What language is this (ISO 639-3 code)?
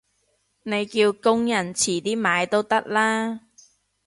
yue